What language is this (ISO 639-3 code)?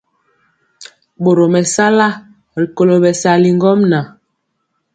mcx